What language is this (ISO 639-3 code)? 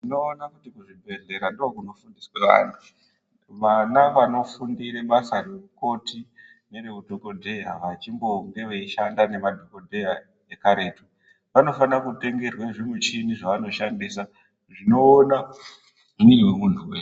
ndc